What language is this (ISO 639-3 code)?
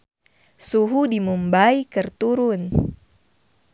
sun